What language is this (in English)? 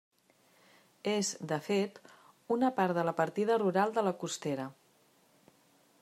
Catalan